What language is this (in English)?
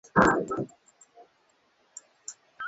Swahili